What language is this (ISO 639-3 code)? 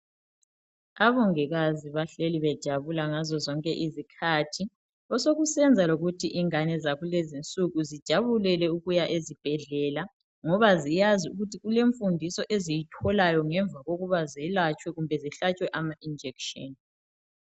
nde